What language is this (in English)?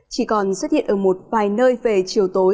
Vietnamese